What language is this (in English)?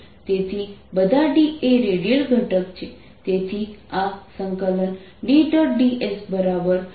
Gujarati